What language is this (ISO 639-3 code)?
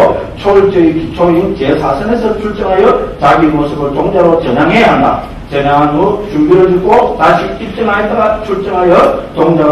kor